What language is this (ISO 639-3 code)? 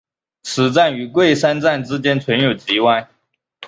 zho